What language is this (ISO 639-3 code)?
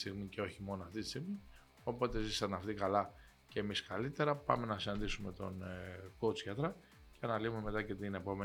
ell